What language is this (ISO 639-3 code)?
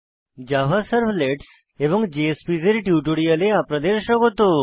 ben